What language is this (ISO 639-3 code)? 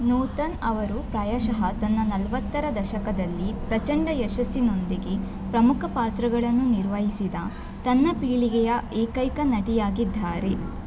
kan